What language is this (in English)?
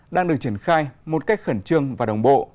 Vietnamese